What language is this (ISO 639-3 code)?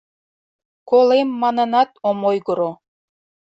chm